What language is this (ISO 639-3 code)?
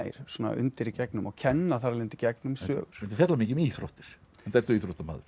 isl